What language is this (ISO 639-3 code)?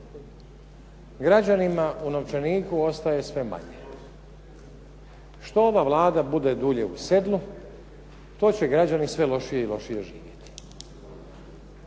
hrv